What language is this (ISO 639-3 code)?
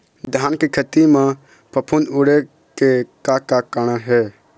hne